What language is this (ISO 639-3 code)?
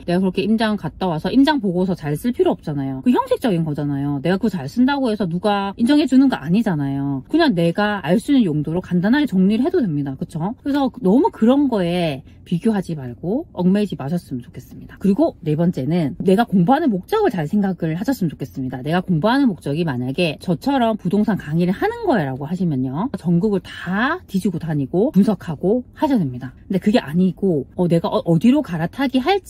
kor